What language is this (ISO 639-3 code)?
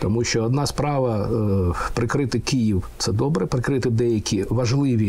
ukr